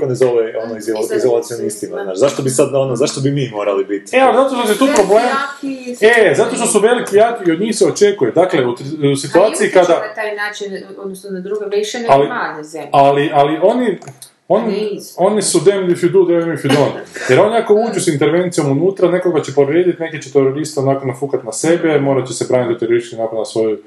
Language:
Croatian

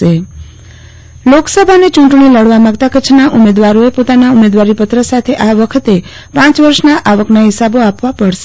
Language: Gujarati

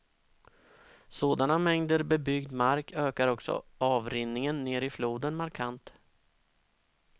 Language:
Swedish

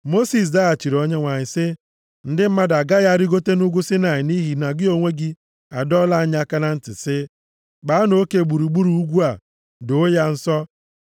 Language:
Igbo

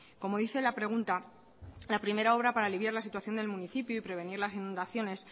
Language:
Spanish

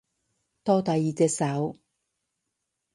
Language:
Cantonese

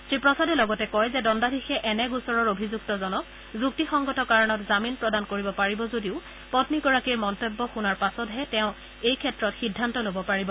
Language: Assamese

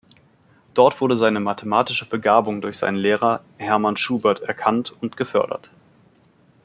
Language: German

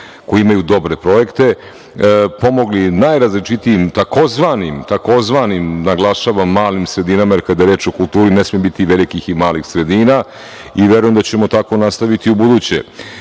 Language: Serbian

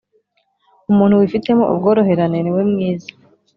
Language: Kinyarwanda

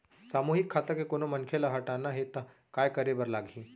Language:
Chhattisgarhi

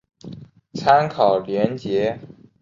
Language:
Chinese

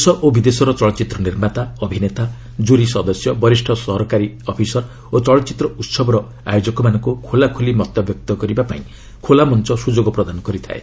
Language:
Odia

